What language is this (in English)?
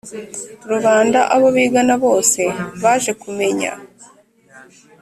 Kinyarwanda